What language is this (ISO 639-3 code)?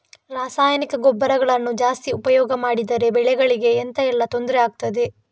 kan